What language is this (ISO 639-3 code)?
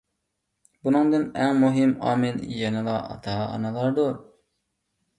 uig